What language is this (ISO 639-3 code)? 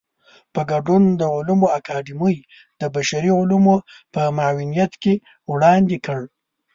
pus